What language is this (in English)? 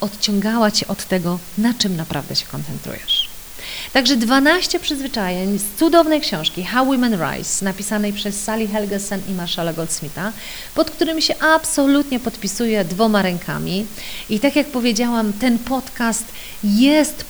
Polish